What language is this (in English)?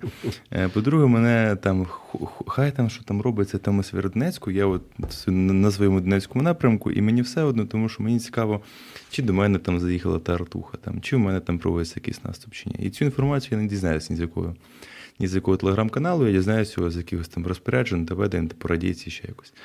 Ukrainian